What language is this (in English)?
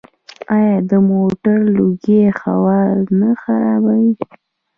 Pashto